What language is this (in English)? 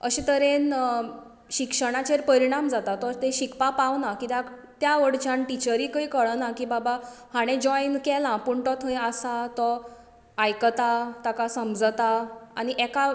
Konkani